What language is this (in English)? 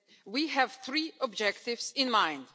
English